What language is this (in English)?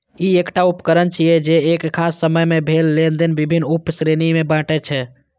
Maithili